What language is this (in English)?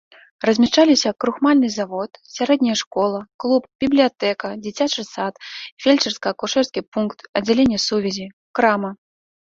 Belarusian